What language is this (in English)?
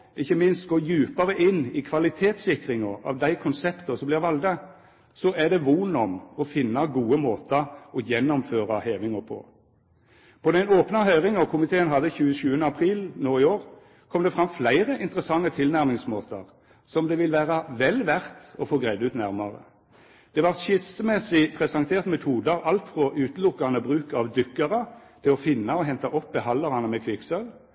Norwegian Nynorsk